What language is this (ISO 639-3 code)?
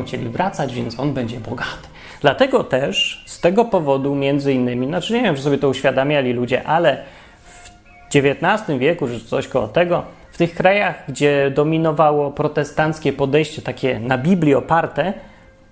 pol